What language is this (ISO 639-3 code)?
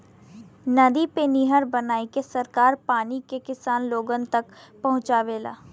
bho